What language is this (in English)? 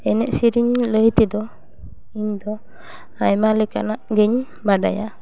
Santali